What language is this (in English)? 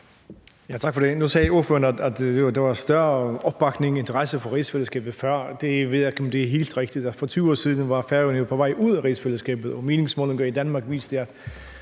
Danish